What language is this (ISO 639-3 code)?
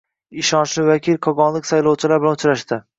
uzb